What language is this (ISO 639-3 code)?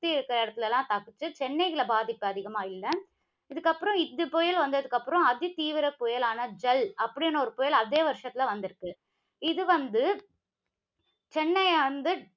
tam